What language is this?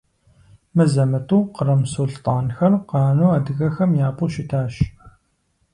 Kabardian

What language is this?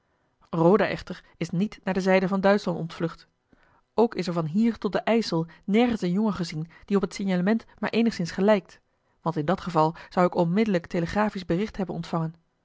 Dutch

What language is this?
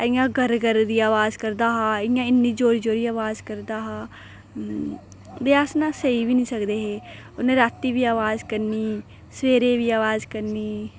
Dogri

